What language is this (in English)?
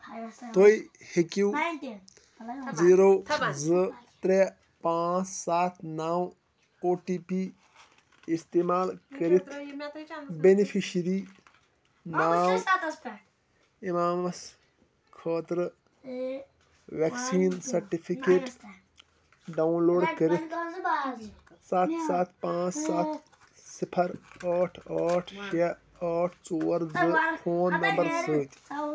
Kashmiri